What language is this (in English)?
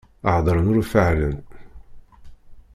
Kabyle